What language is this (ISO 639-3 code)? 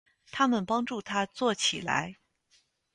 zho